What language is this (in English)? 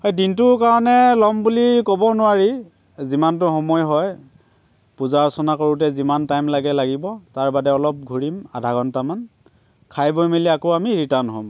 Assamese